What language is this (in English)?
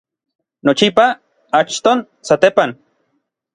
Orizaba Nahuatl